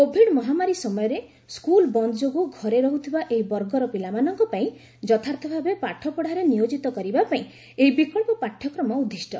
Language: Odia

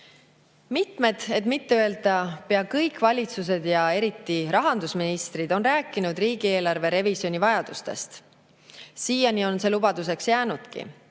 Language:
Estonian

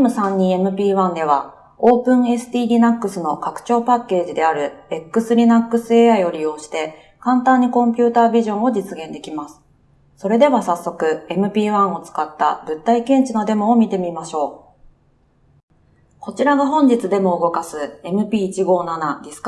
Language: Japanese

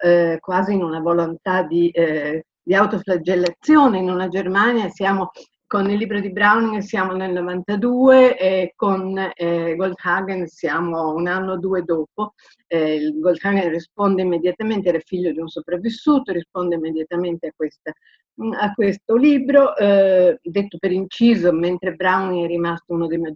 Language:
Italian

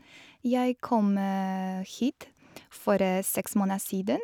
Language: Norwegian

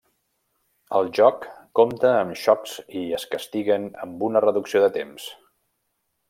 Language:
Catalan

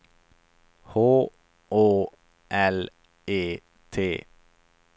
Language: Swedish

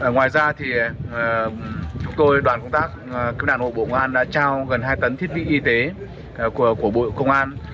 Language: Vietnamese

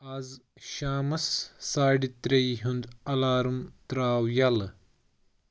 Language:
Kashmiri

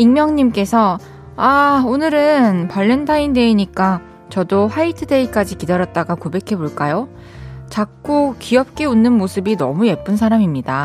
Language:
Korean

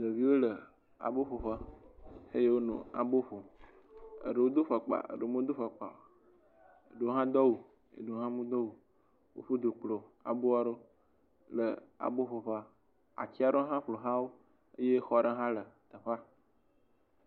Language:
Ewe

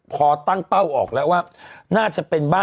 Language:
Thai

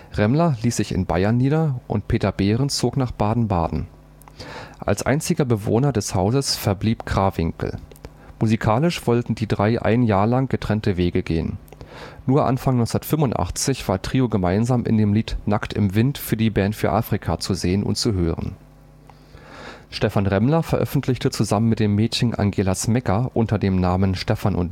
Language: German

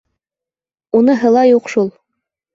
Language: Bashkir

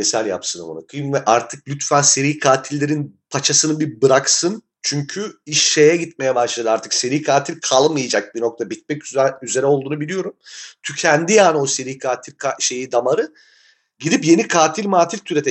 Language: Turkish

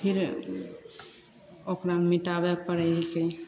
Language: Maithili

